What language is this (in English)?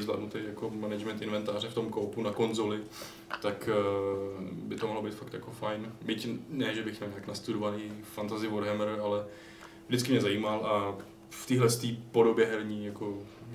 Czech